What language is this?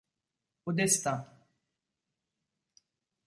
French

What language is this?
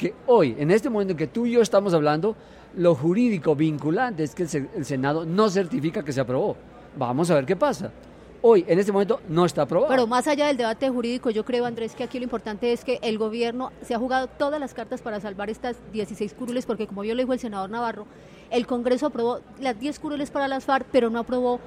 Spanish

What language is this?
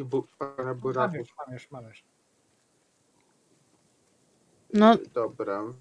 Polish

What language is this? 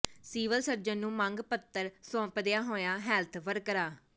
Punjabi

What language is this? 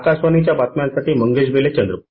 Marathi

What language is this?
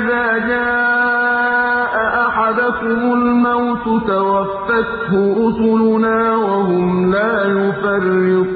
Arabic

